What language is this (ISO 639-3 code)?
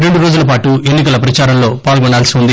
tel